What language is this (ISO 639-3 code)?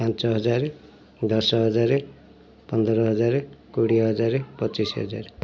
ori